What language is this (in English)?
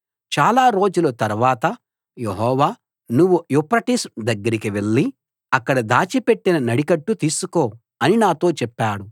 Telugu